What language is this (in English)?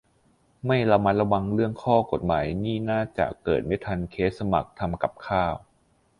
Thai